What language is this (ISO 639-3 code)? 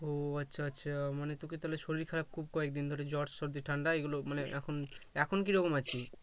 ben